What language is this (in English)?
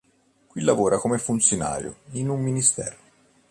Italian